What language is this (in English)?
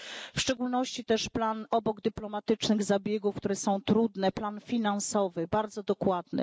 Polish